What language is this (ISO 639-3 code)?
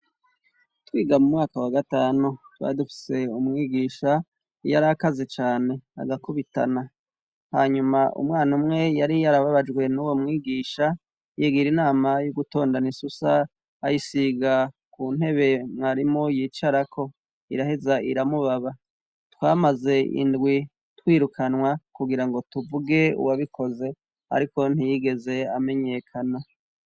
run